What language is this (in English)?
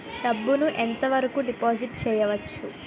Telugu